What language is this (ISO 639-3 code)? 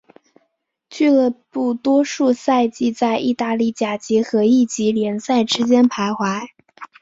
zho